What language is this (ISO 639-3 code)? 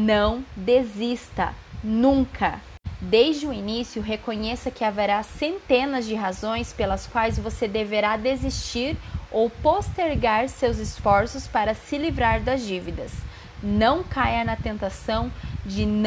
por